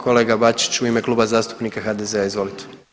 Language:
Croatian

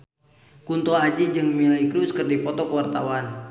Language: Sundanese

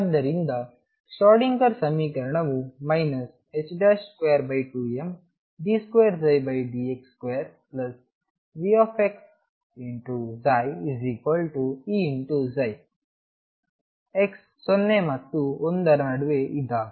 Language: Kannada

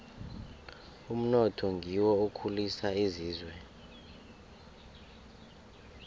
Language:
South Ndebele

